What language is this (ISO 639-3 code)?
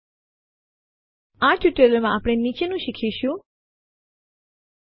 guj